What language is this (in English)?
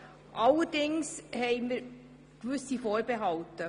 Swiss German